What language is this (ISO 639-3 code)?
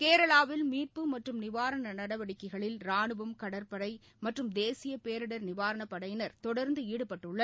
tam